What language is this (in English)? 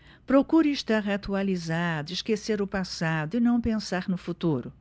Portuguese